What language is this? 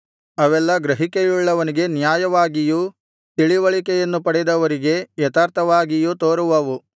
Kannada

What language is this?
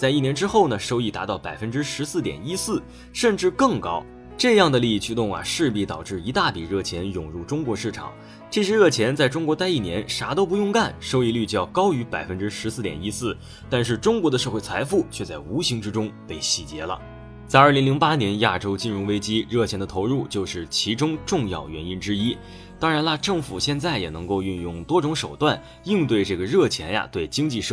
Chinese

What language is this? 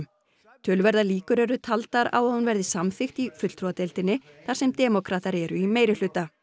Icelandic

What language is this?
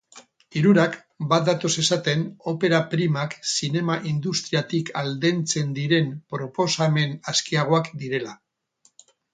Basque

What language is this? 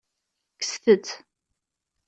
Kabyle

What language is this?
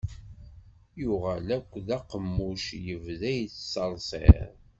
Kabyle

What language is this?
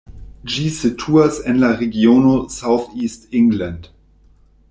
Esperanto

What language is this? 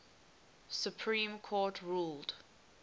English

